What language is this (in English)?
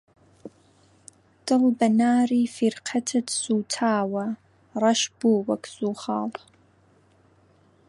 Central Kurdish